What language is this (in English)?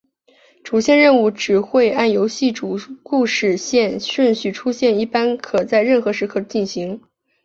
Chinese